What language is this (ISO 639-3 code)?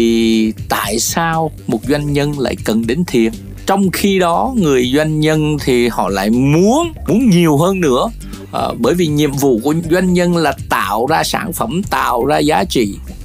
vie